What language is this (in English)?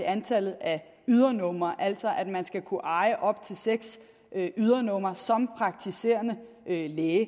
Danish